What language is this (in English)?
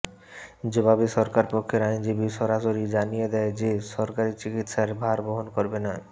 Bangla